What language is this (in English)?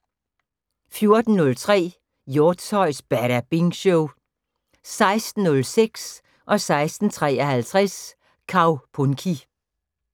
Danish